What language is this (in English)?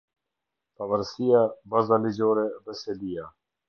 Albanian